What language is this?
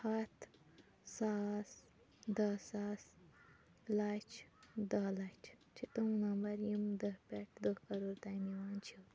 Kashmiri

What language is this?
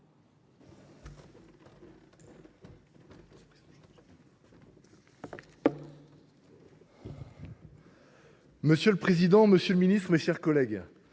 French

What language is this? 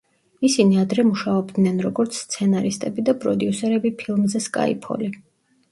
Georgian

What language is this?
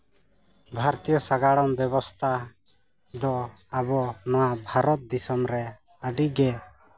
Santali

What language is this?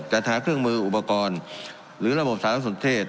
Thai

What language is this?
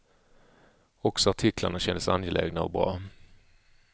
Swedish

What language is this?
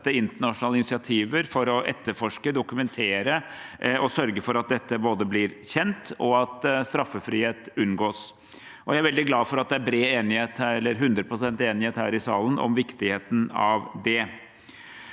Norwegian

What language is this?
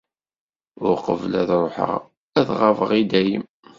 Kabyle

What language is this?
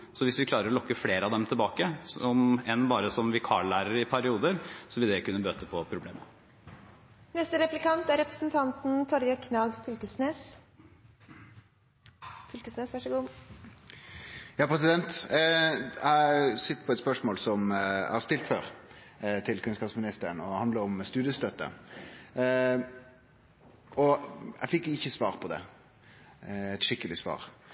Norwegian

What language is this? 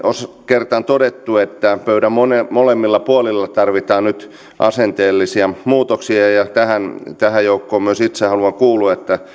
Finnish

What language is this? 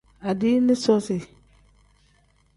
Tem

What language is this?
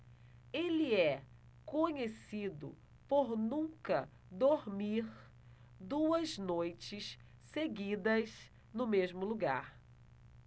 Portuguese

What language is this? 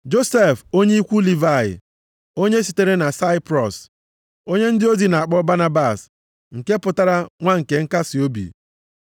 Igbo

